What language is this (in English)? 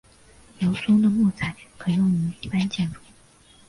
Chinese